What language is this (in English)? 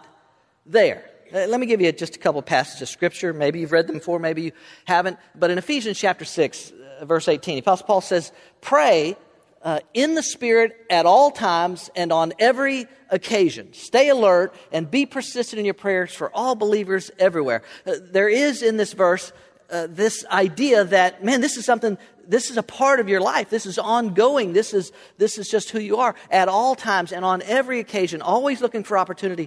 English